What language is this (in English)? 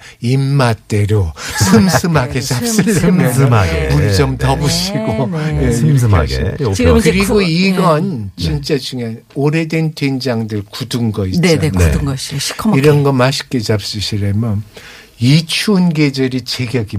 Korean